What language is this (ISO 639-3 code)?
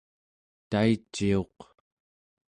esu